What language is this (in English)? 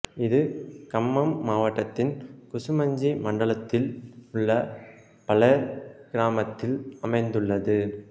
Tamil